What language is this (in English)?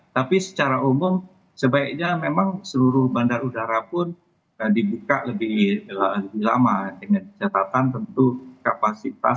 Indonesian